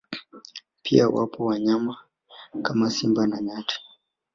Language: Swahili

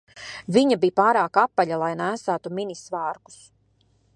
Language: Latvian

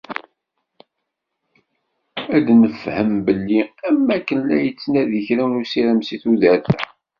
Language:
Kabyle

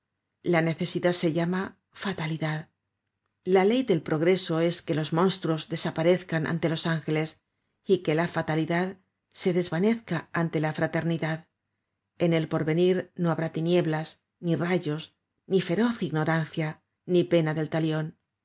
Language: Spanish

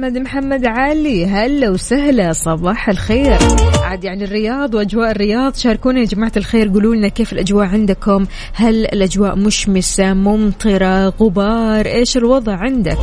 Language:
Arabic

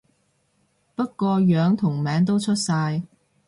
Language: Cantonese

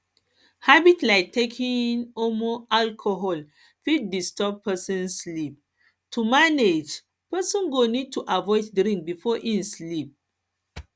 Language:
Nigerian Pidgin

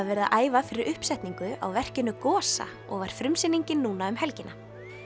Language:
Icelandic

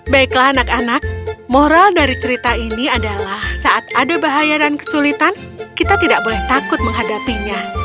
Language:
Indonesian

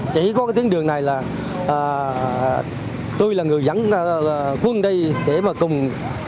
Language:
Vietnamese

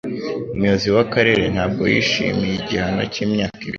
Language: Kinyarwanda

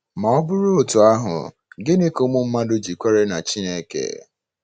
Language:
Igbo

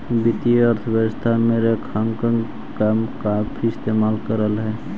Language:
Magahi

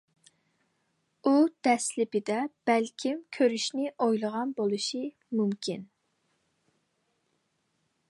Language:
Uyghur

